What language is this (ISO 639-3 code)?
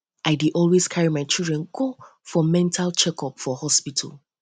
pcm